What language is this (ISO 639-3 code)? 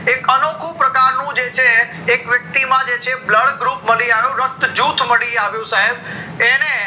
guj